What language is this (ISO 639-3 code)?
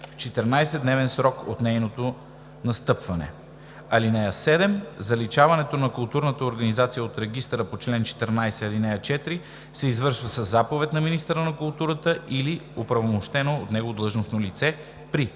bul